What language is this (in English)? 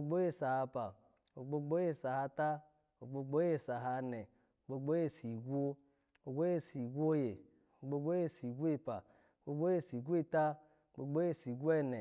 Alago